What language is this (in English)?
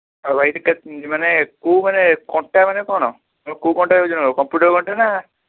Odia